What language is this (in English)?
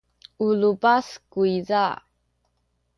Sakizaya